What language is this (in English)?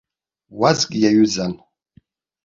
Abkhazian